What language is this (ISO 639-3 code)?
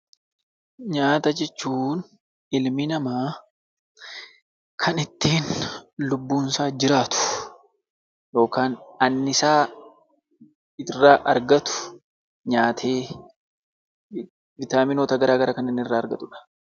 orm